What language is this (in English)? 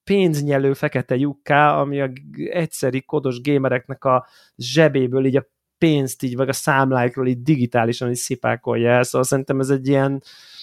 Hungarian